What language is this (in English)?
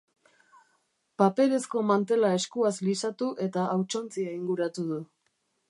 Basque